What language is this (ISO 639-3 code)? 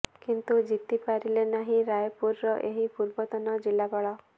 ori